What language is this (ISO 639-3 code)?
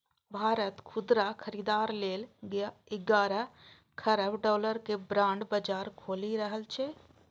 mai